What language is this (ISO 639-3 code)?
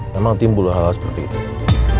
ind